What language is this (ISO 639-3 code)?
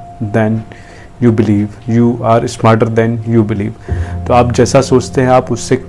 hin